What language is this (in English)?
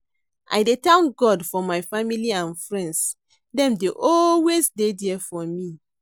Nigerian Pidgin